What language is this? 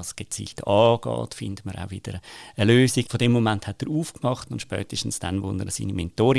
German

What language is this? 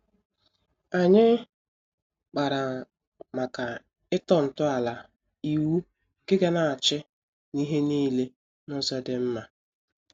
Igbo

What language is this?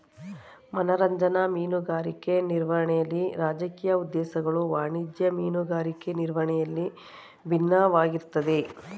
Kannada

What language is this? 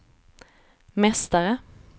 Swedish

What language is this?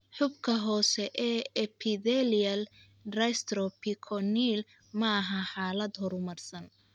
Somali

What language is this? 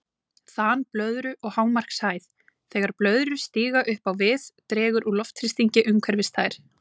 Icelandic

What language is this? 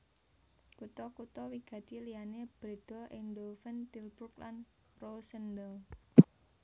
Javanese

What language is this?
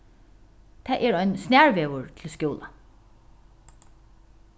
Faroese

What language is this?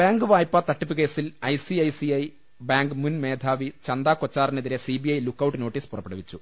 Malayalam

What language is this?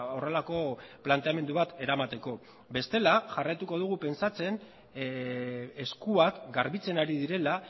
Basque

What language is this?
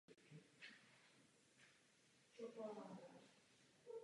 Czech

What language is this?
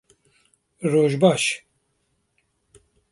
Kurdish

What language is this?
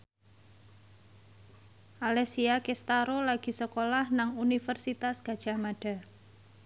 Javanese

